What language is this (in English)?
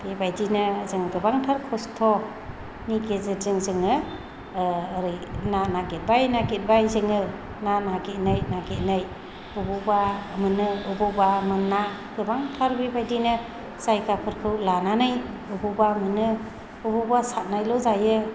Bodo